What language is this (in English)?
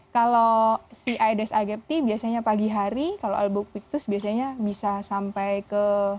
Indonesian